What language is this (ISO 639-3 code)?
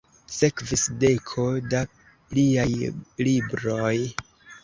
epo